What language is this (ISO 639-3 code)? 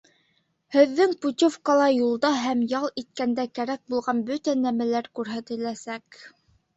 bak